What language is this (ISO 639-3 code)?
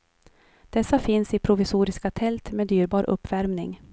swe